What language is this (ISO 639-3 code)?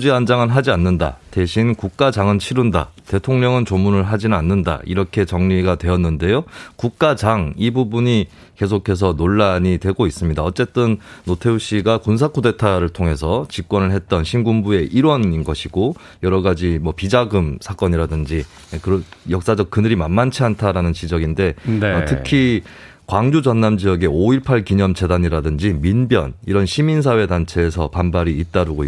kor